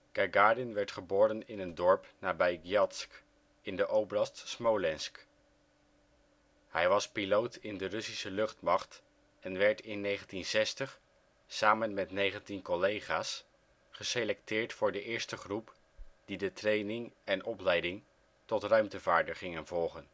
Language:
Dutch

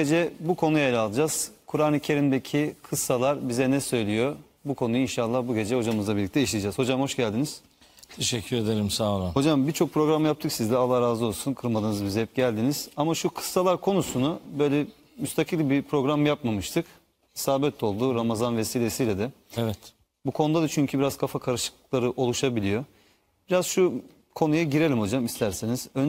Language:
Turkish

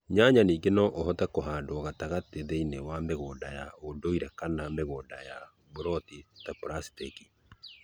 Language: Kikuyu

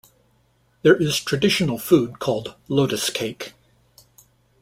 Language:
English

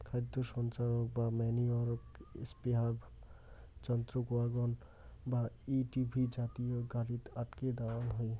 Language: Bangla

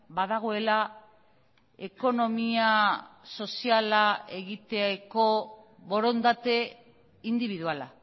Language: Basque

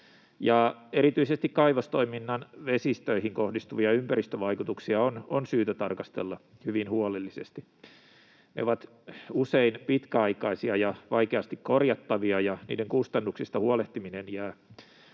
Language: Finnish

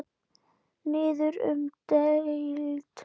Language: Icelandic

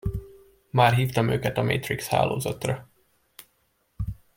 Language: Hungarian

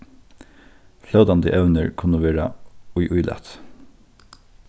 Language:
Faroese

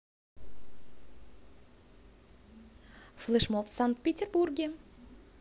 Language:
Russian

